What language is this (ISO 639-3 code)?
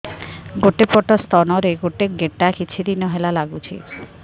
ori